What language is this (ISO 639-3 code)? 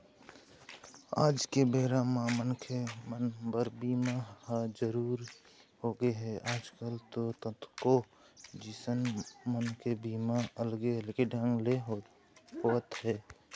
hne